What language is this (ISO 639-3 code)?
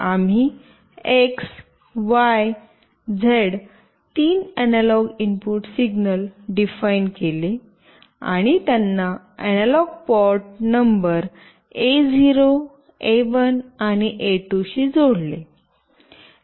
mar